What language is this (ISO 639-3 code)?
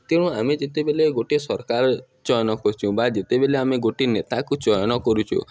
ori